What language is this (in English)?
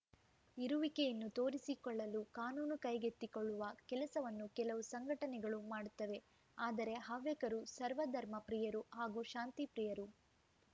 Kannada